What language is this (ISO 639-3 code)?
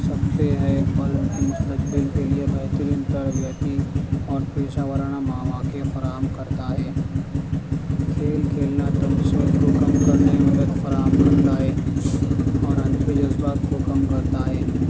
urd